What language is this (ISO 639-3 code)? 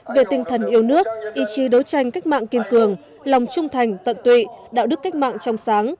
vie